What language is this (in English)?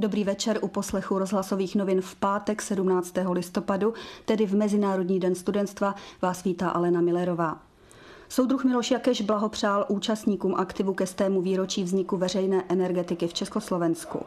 Czech